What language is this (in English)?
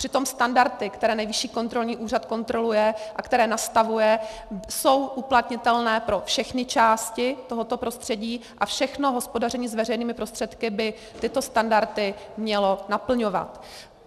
Czech